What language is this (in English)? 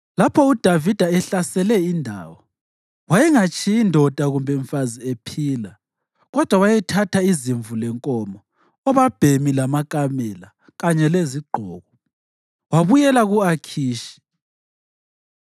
North Ndebele